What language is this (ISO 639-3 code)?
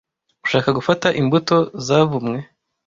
kin